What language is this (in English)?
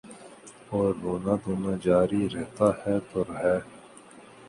Urdu